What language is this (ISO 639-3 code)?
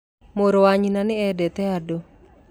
kik